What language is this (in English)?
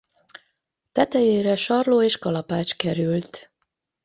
Hungarian